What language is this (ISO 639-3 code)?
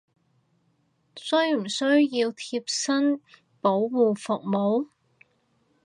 yue